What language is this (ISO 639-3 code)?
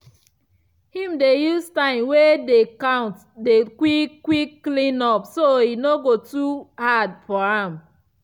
pcm